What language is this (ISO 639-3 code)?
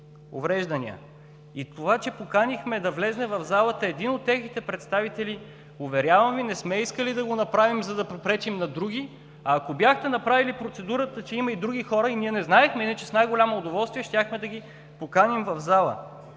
bul